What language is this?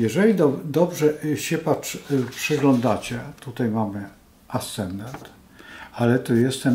Polish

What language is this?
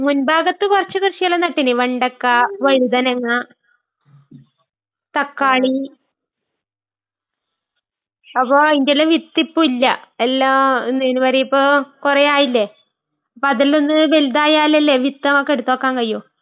Malayalam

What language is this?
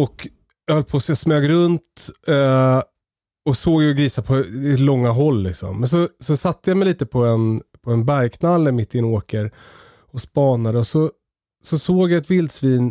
Swedish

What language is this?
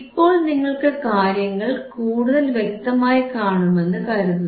Malayalam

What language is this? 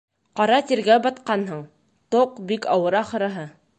Bashkir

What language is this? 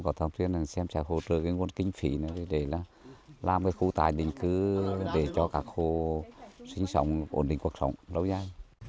Vietnamese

